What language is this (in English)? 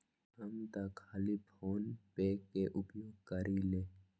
Magahi